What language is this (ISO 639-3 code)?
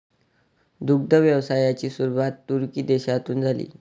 mar